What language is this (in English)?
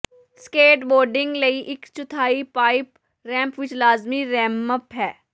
Punjabi